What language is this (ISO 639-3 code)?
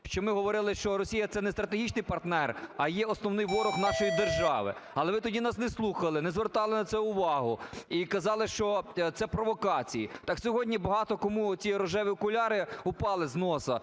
ukr